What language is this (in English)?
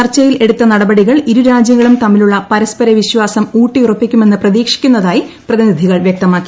Malayalam